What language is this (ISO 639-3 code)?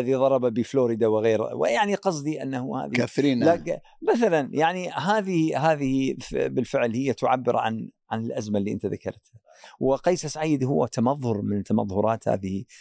ara